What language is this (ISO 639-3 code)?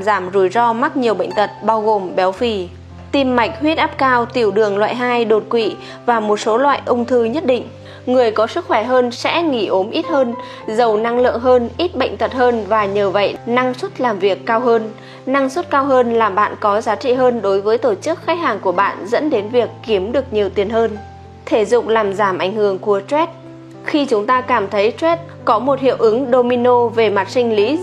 vie